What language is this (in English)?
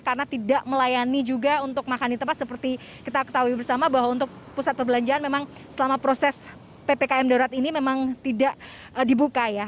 Indonesian